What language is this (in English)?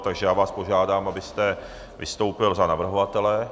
Czech